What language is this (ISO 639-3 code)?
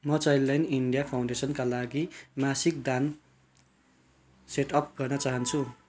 nep